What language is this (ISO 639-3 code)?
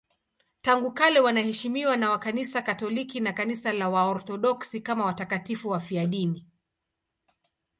swa